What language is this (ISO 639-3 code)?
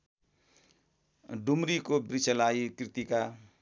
nep